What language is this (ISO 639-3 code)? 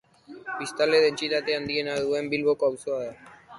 eus